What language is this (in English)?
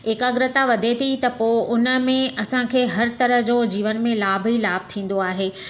Sindhi